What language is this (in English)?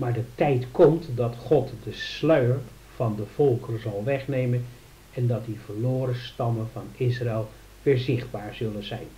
Dutch